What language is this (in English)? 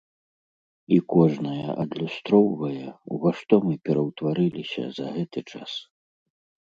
Belarusian